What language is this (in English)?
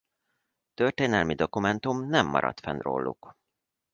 Hungarian